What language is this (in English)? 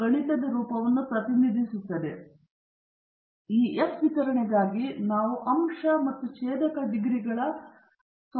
Kannada